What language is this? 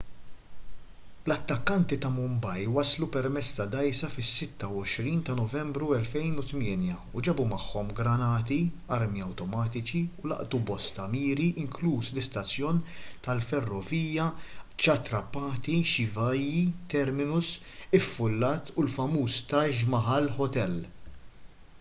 Maltese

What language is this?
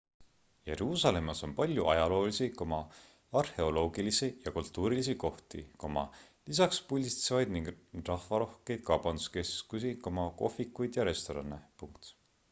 Estonian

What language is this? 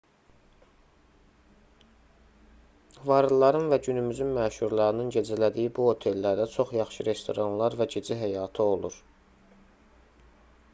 Azerbaijani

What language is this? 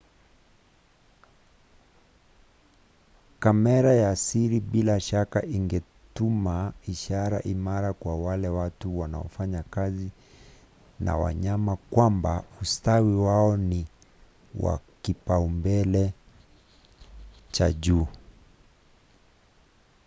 Swahili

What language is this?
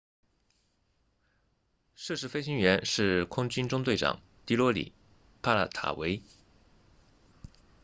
Chinese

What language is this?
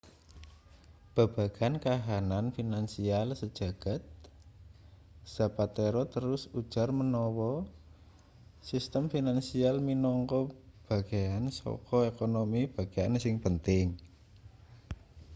Javanese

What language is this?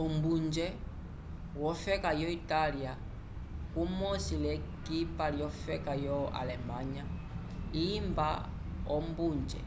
Umbundu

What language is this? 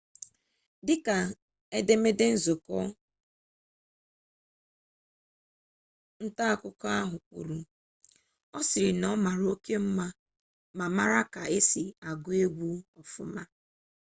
Igbo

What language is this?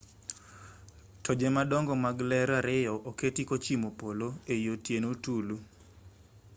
Luo (Kenya and Tanzania)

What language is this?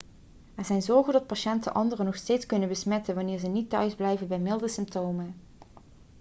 Dutch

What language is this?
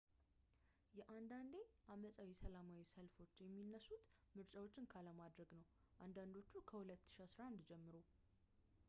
Amharic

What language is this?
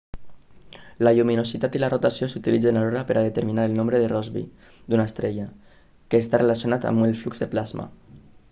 Catalan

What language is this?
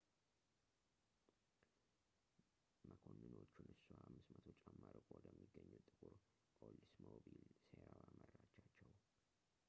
Amharic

